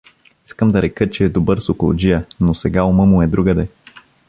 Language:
Bulgarian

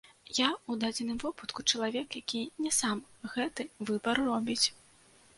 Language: Belarusian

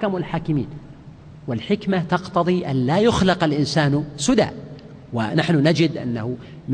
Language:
Arabic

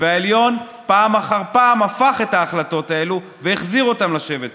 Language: Hebrew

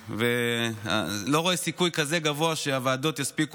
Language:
Hebrew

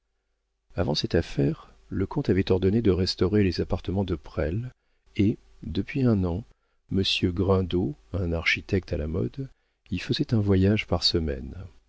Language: French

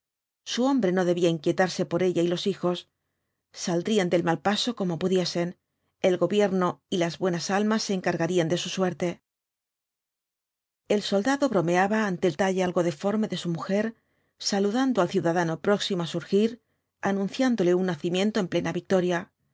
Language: Spanish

